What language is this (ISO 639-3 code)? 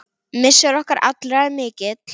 isl